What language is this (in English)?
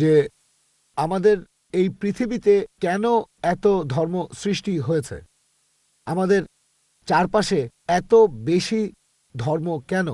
Turkish